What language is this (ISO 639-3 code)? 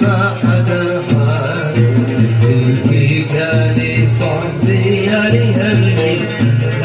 ara